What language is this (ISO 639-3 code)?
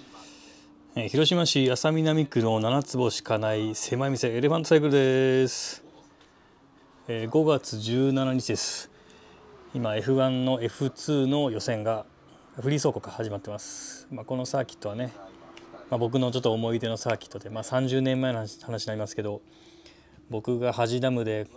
jpn